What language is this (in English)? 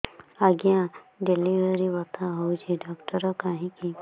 Odia